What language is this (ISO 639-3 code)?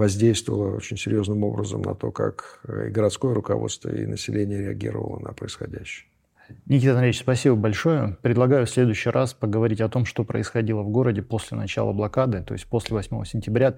rus